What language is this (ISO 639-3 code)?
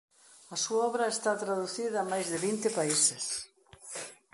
glg